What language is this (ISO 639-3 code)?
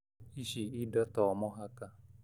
kik